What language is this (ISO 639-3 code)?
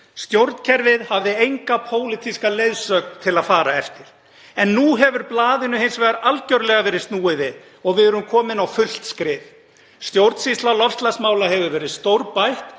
isl